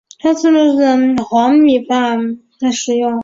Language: Chinese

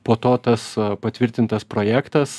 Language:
Lithuanian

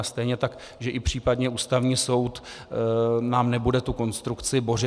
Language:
Czech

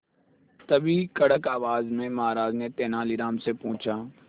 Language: Hindi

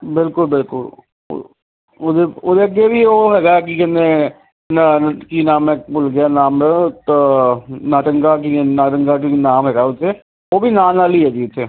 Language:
Punjabi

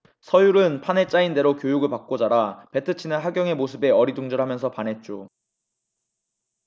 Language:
Korean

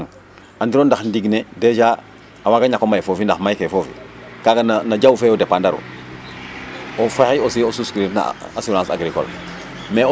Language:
Serer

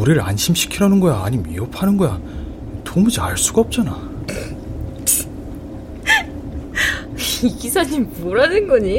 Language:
Korean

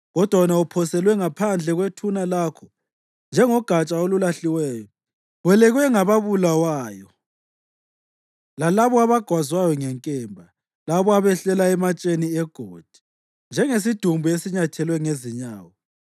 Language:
North Ndebele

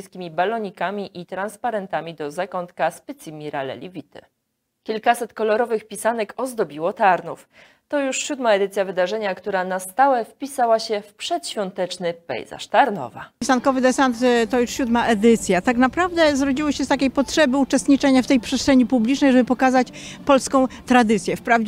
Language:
Polish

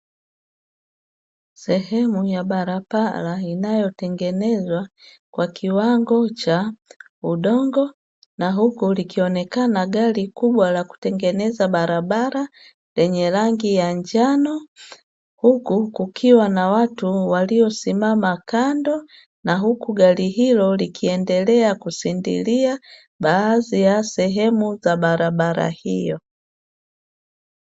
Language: Swahili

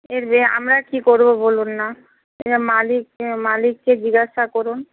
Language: Bangla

